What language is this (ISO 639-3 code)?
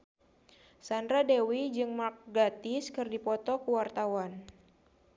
sun